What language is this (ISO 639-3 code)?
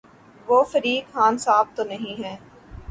urd